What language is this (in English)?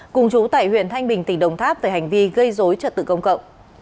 Vietnamese